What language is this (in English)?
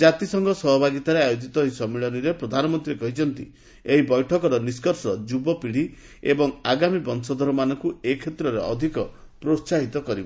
Odia